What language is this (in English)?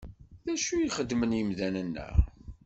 Kabyle